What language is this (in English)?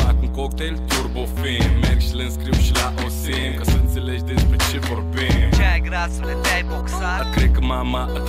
Romanian